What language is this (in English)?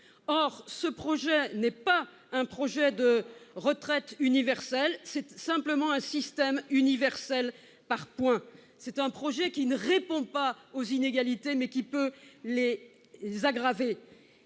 French